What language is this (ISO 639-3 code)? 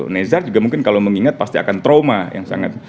ind